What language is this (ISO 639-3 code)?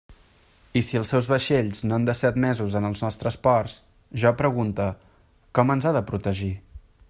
cat